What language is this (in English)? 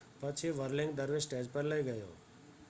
Gujarati